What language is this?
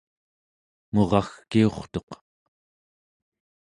Central Yupik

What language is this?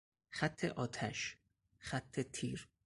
Persian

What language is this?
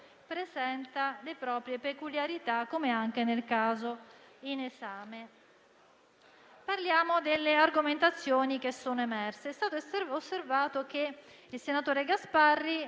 Italian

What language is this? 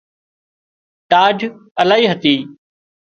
Wadiyara Koli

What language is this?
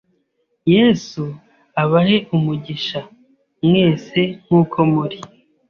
Kinyarwanda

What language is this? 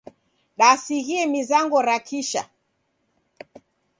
Taita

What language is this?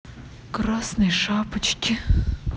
Russian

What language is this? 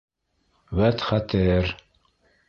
Bashkir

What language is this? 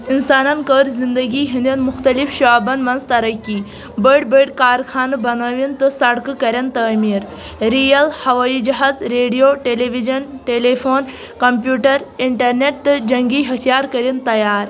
Kashmiri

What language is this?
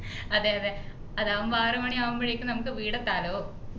Malayalam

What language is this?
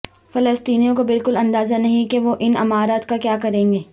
Urdu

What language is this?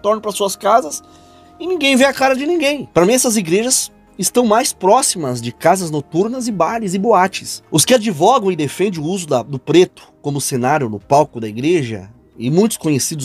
Portuguese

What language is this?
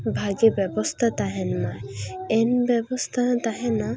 Santali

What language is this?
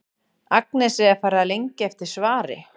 Icelandic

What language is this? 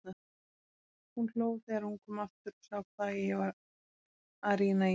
Icelandic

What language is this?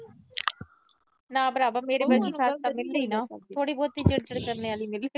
Punjabi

